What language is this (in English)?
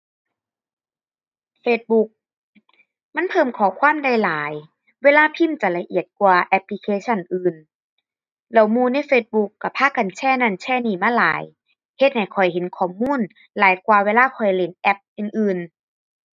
Thai